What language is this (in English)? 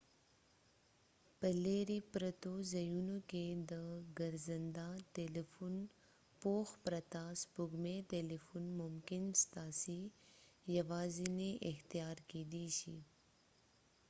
Pashto